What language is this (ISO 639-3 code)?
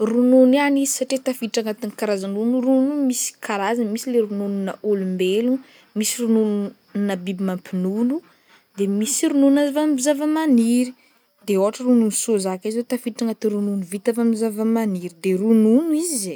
bmm